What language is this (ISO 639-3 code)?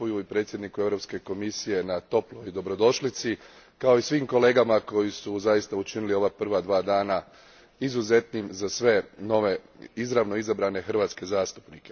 hrv